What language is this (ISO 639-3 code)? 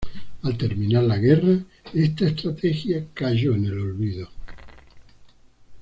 spa